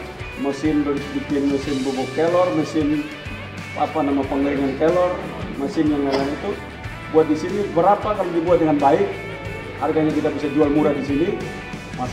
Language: Indonesian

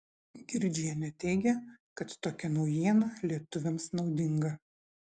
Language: Lithuanian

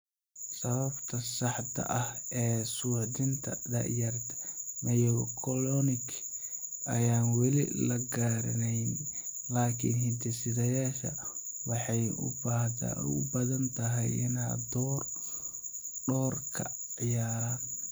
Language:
Somali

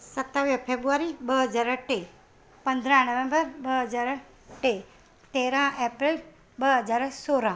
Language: Sindhi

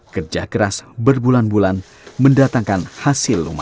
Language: Indonesian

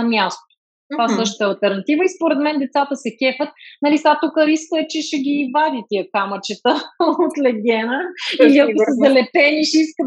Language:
Bulgarian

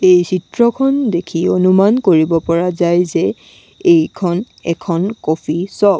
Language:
Assamese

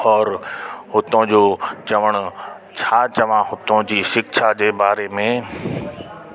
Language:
Sindhi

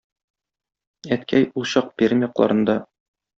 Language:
Tatar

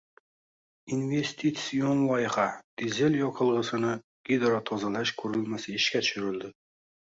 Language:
Uzbek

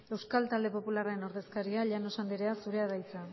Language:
Basque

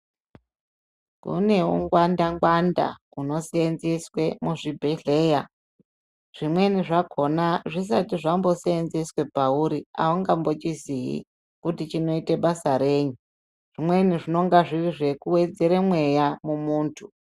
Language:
Ndau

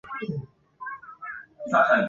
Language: Chinese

